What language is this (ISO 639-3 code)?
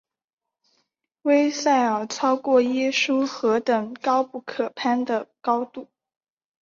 zho